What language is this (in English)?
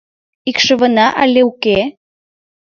Mari